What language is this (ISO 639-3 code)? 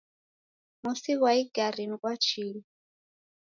dav